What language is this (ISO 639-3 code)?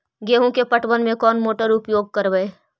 mag